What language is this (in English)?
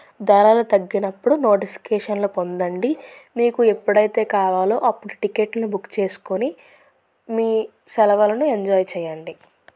Telugu